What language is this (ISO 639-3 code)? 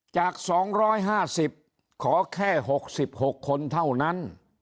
tha